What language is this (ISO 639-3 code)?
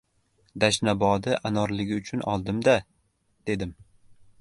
uzb